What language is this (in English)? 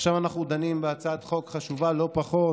Hebrew